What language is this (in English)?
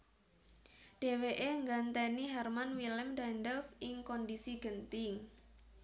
Javanese